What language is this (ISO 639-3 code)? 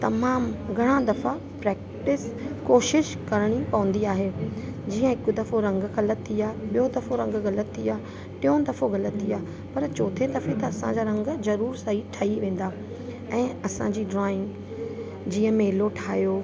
snd